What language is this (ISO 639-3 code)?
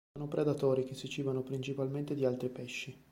ita